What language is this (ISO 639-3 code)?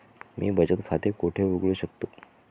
mar